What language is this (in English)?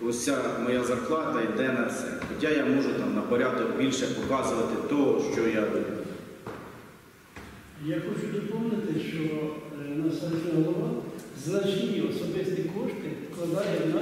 Ukrainian